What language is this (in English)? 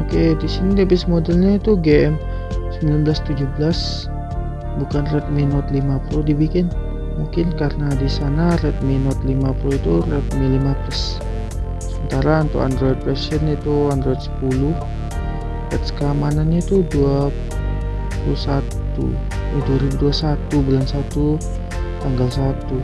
Indonesian